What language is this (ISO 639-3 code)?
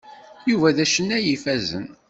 kab